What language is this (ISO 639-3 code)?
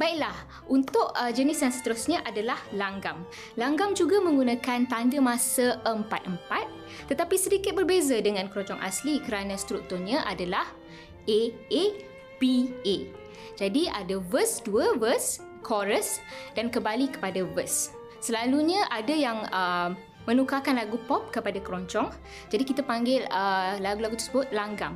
msa